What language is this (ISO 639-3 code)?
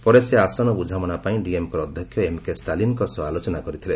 ori